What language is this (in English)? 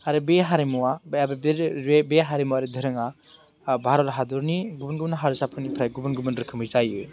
Bodo